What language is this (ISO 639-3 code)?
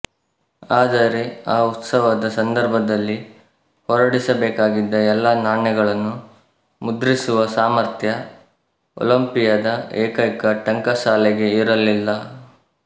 kan